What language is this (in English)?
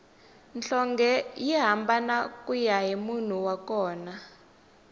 Tsonga